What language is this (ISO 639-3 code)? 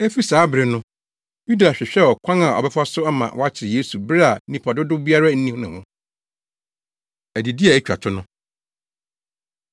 aka